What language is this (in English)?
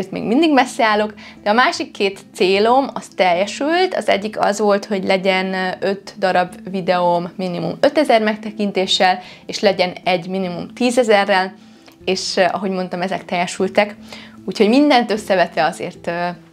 Hungarian